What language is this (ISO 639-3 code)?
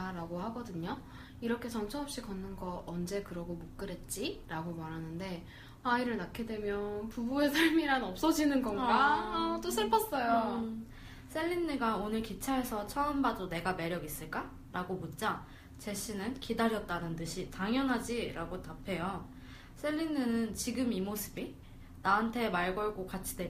kor